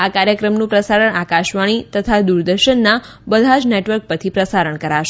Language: Gujarati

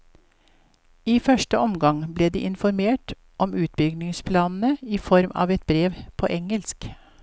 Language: Norwegian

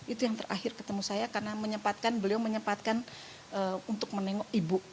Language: Indonesian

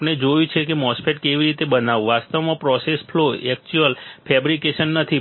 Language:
Gujarati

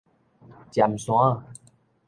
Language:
Min Nan Chinese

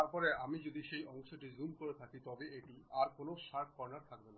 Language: Bangla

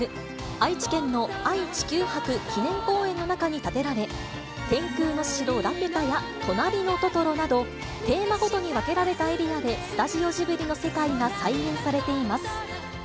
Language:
Japanese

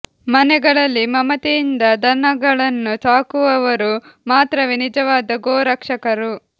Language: Kannada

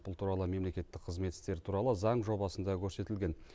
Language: Kazakh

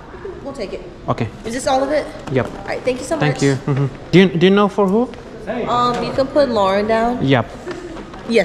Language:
Arabic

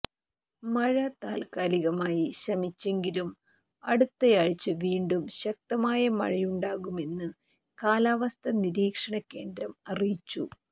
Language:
Malayalam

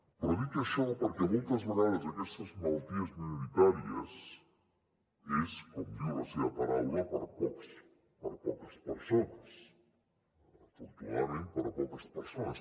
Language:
Catalan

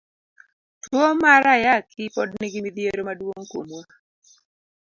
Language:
Luo (Kenya and Tanzania)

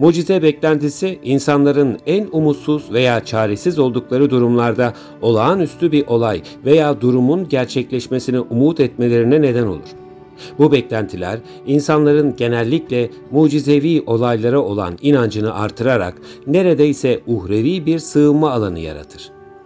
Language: Turkish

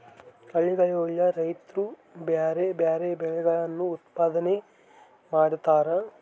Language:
Kannada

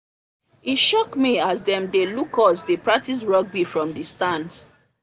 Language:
Nigerian Pidgin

